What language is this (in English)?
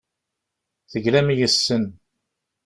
Kabyle